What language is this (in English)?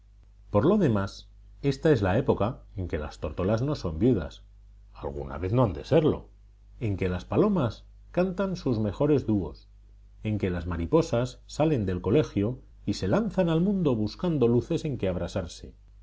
Spanish